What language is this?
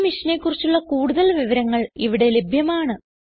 Malayalam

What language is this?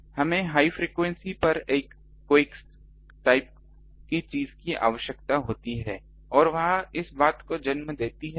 Hindi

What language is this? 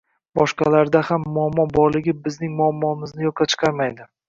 Uzbek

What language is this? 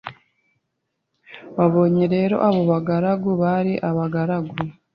Kinyarwanda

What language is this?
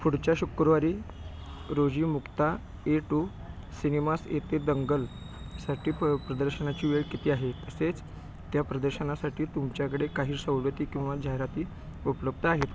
Marathi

